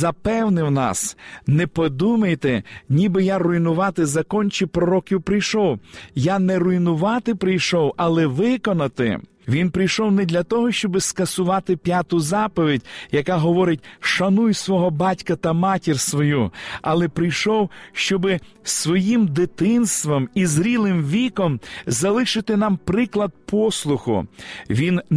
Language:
Ukrainian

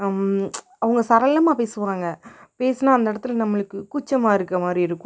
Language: Tamil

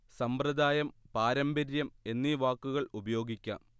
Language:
Malayalam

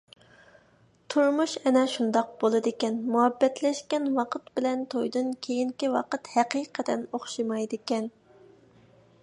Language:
Uyghur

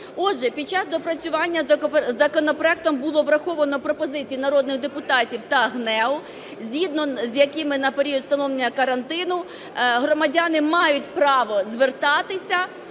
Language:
Ukrainian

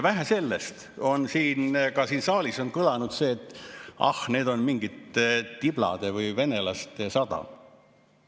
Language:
Estonian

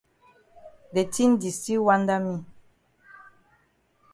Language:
Cameroon Pidgin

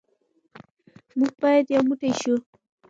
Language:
Pashto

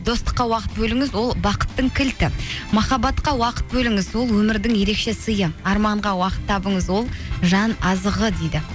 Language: Kazakh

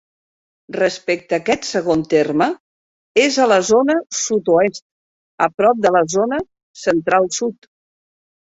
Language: Catalan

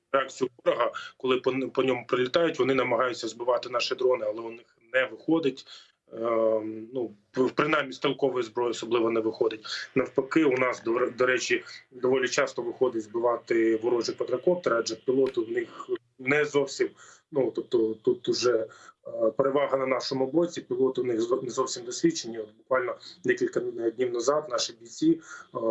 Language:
Ukrainian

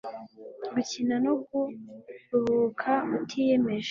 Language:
Kinyarwanda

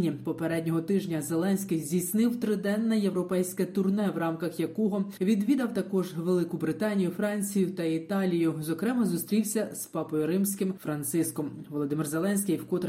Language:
Ukrainian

